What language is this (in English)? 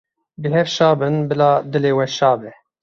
Kurdish